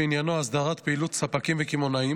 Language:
Hebrew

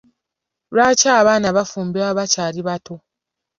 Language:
Ganda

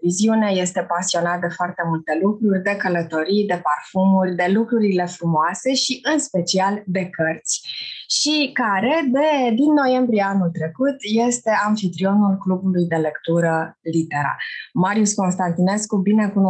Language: Romanian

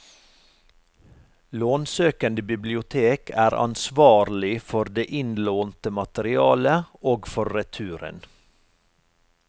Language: Norwegian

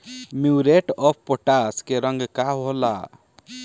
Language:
Bhojpuri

